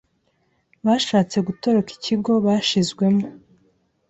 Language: Kinyarwanda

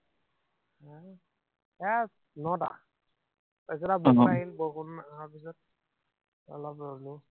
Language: Assamese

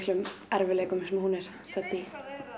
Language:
Icelandic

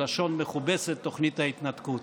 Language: Hebrew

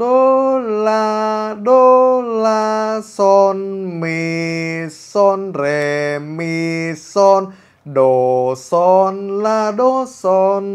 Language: Vietnamese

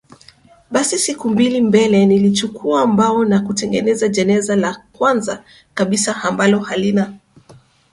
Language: Swahili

